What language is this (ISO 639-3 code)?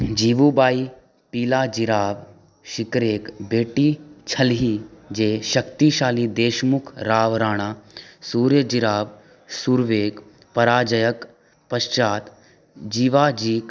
mai